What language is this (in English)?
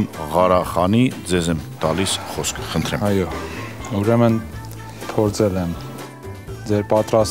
Romanian